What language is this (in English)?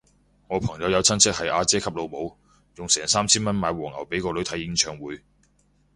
Cantonese